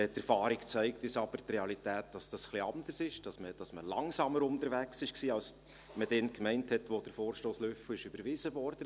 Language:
Swiss German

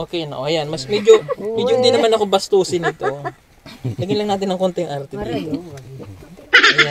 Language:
Filipino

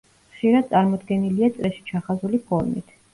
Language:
Georgian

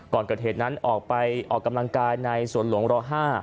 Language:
Thai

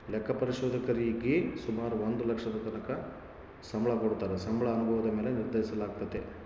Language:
Kannada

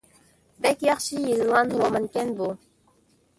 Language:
Uyghur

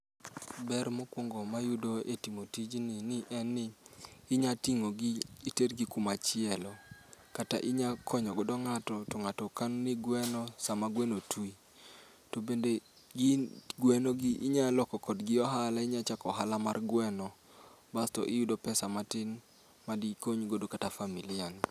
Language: Luo (Kenya and Tanzania)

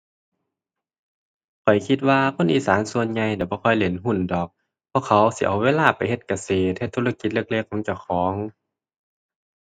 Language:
Thai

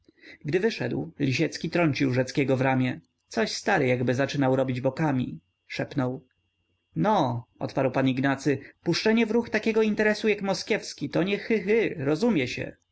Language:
Polish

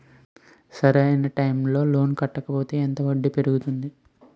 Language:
Telugu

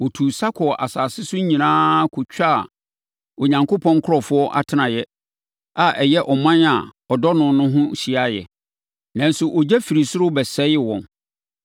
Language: Akan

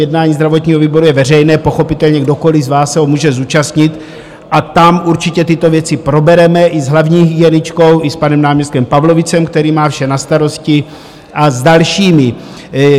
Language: Czech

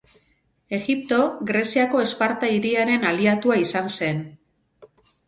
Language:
Basque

